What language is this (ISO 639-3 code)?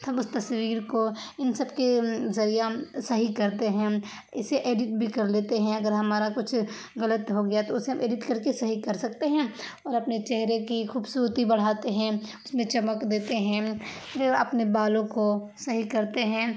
urd